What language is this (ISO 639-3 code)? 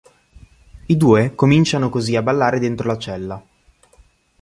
ita